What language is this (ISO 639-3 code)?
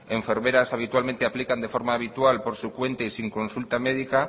spa